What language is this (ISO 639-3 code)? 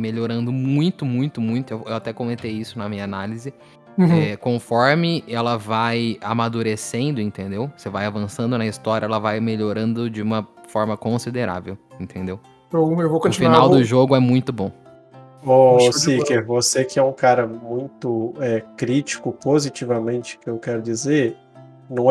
por